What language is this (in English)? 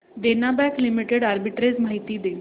Marathi